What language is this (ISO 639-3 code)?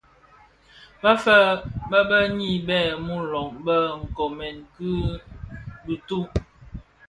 ksf